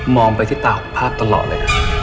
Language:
Thai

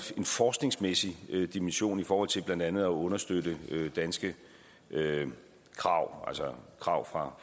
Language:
Danish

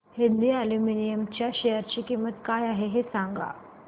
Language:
Marathi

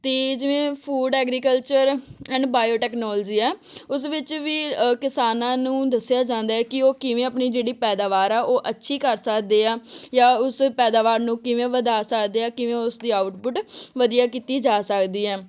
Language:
Punjabi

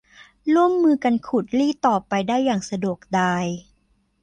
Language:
Thai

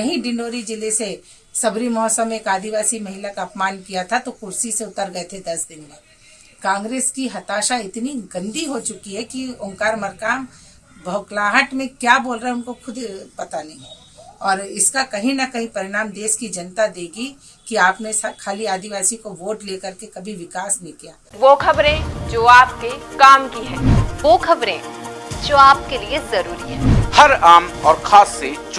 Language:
Hindi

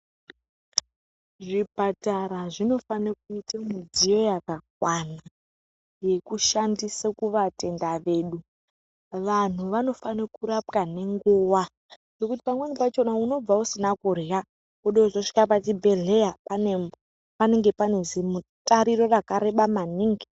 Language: Ndau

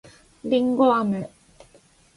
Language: Japanese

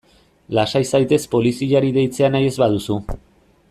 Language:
Basque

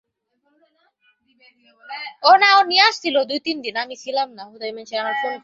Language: Bangla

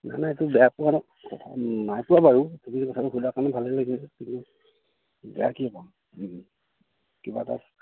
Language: Assamese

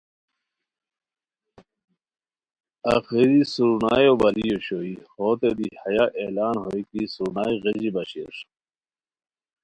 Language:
Khowar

